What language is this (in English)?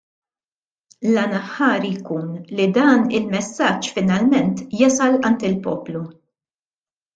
Maltese